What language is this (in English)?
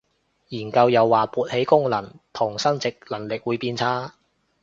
Cantonese